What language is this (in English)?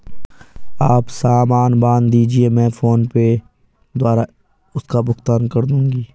Hindi